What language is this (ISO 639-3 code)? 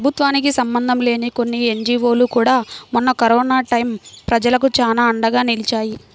tel